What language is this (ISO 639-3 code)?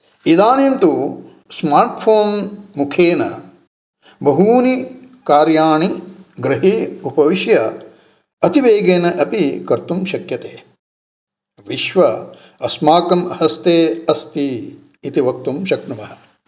san